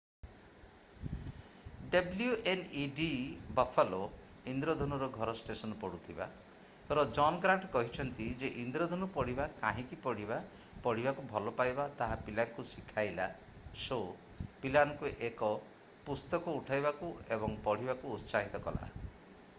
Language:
Odia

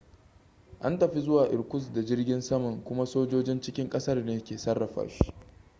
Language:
Hausa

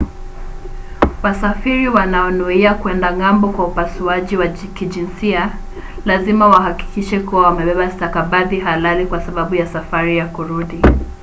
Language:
Swahili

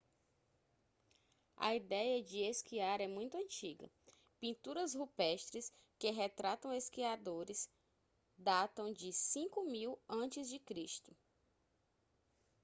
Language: Portuguese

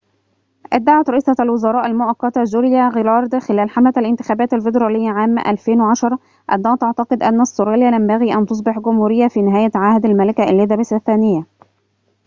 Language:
Arabic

